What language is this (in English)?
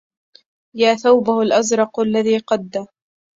Arabic